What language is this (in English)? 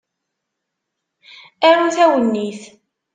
Kabyle